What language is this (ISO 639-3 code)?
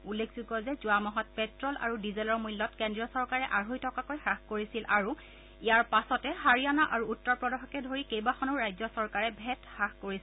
asm